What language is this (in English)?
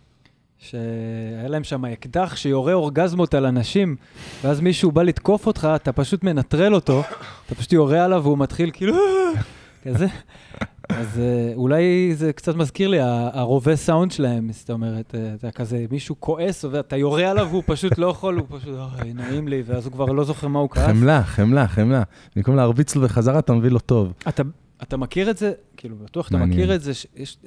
Hebrew